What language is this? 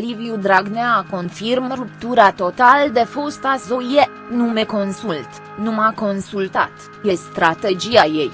Romanian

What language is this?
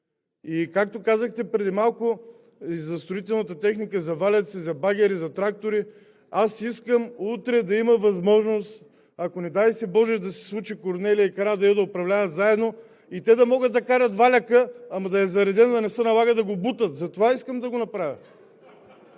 Bulgarian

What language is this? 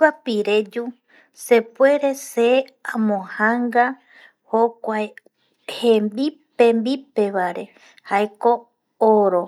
Eastern Bolivian Guaraní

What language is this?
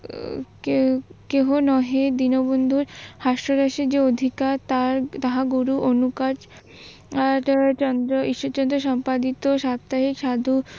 Bangla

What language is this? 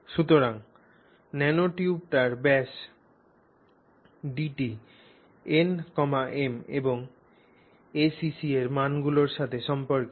Bangla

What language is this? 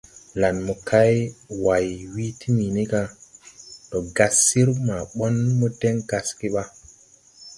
Tupuri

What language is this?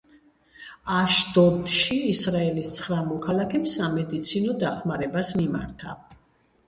Georgian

